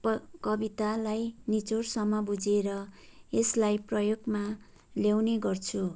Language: Nepali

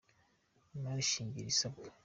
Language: Kinyarwanda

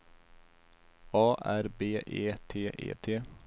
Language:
Swedish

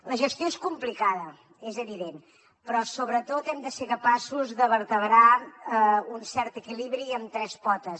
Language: Catalan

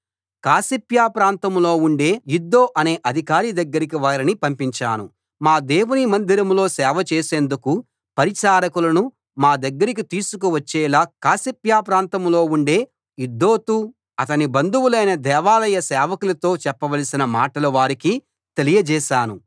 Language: Telugu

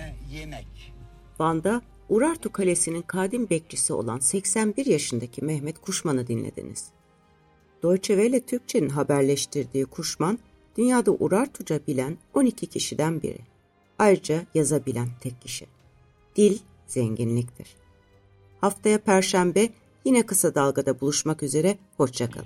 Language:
Turkish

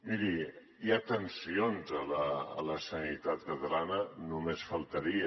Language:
Catalan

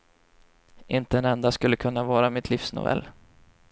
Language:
Swedish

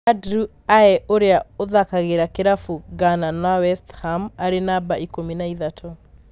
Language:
Kikuyu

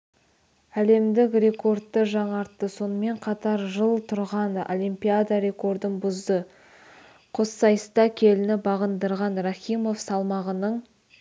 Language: Kazakh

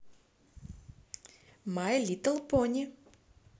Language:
Russian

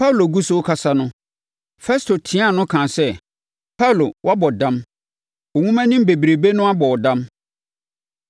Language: Akan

